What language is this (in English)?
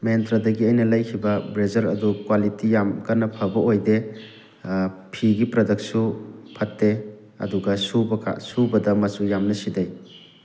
Manipuri